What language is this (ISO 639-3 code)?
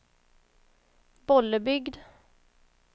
swe